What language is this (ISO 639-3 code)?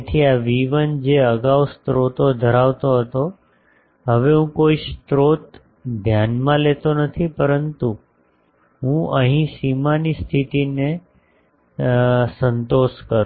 guj